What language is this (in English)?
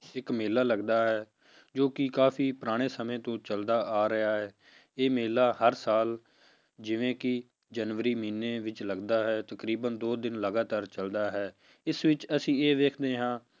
Punjabi